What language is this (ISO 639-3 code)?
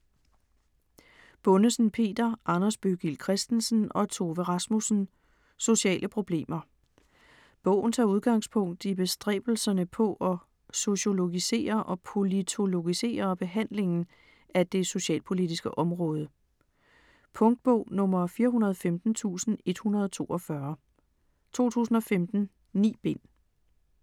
dan